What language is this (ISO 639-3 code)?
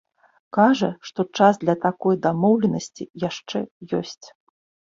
bel